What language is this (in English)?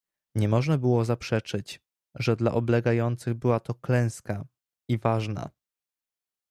Polish